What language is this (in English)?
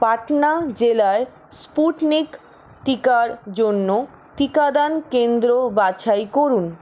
Bangla